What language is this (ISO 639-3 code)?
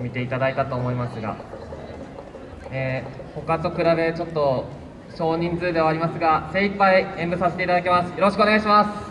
jpn